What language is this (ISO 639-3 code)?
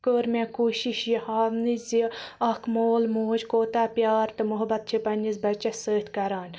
kas